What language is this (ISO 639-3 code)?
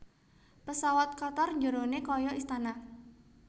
jav